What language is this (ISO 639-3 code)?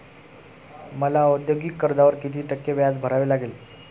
mar